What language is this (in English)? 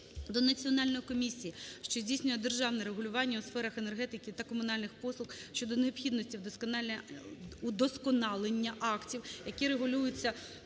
Ukrainian